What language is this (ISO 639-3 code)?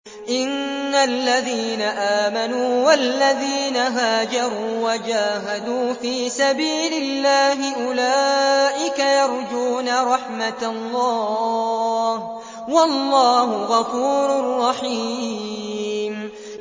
ara